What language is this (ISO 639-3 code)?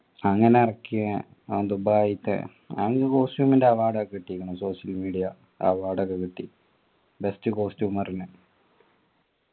mal